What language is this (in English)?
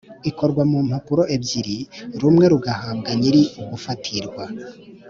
Kinyarwanda